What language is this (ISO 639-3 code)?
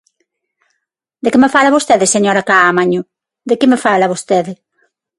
glg